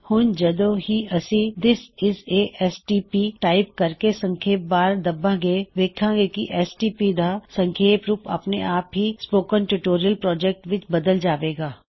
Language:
Punjabi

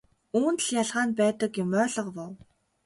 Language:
Mongolian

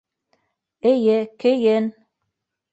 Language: Bashkir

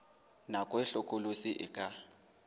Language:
Southern Sotho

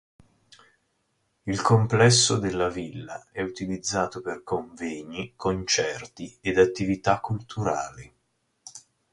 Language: Italian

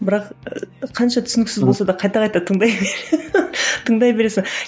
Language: Kazakh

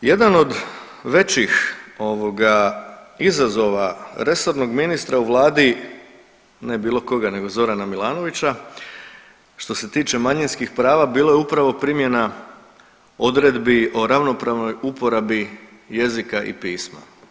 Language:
Croatian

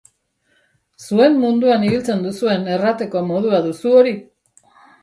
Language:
Basque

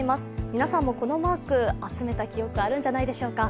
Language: Japanese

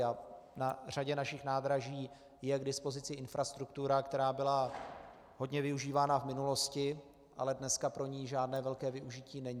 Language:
Czech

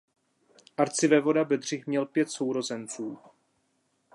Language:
Czech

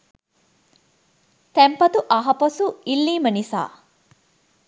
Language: Sinhala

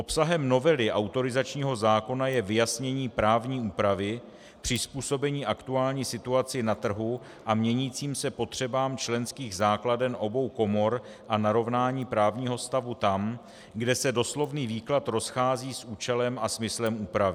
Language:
Czech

